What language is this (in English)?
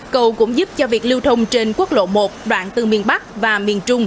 Vietnamese